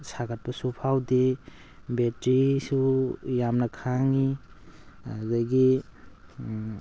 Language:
Manipuri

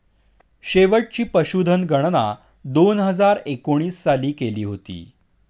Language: Marathi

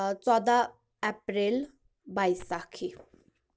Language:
Kashmiri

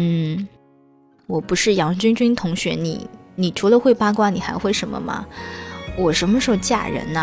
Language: Chinese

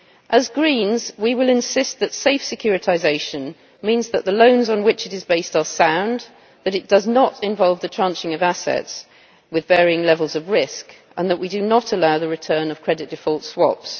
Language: English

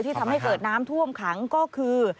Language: Thai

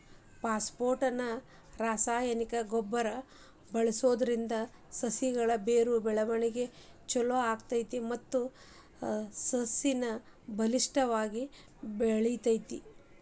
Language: Kannada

